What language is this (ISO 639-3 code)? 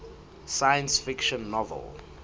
sot